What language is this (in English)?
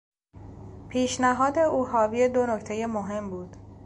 Persian